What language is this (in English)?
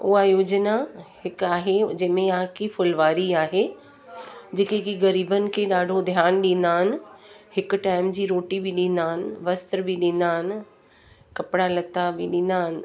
Sindhi